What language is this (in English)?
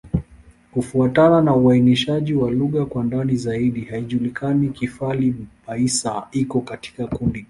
Swahili